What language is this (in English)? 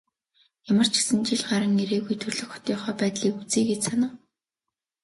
Mongolian